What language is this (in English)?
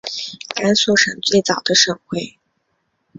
Chinese